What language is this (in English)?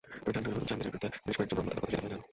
Bangla